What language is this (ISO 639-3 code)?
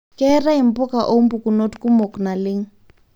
mas